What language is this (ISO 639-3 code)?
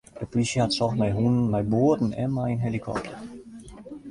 fry